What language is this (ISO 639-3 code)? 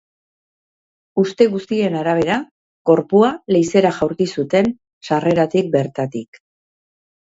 eus